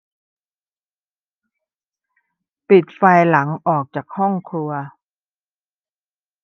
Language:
Thai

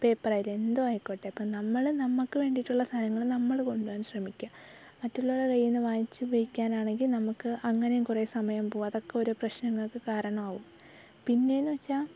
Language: Malayalam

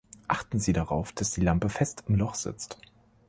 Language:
German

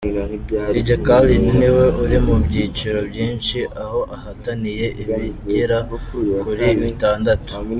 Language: Kinyarwanda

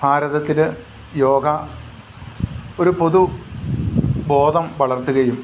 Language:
Malayalam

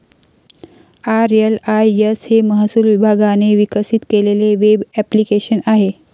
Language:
Marathi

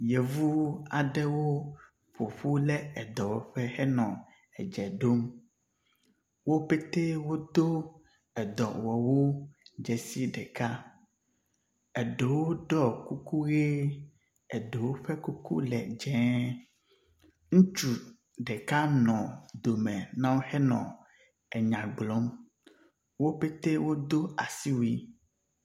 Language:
Ewe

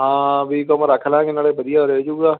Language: Punjabi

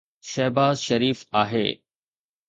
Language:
Sindhi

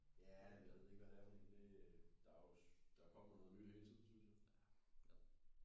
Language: Danish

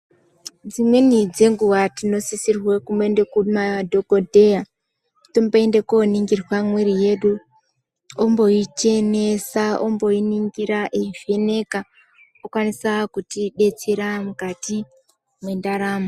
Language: Ndau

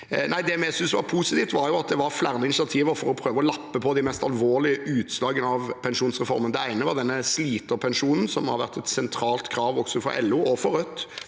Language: Norwegian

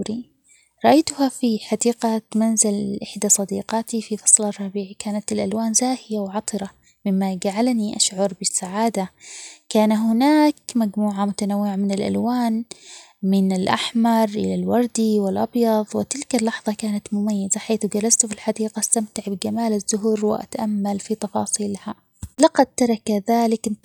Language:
Omani Arabic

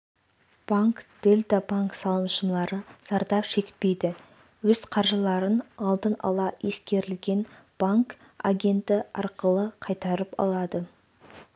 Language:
Kazakh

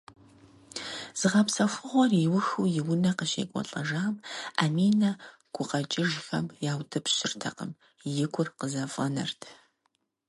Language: Kabardian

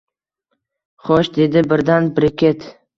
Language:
Uzbek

